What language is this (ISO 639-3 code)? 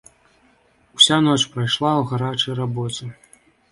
bel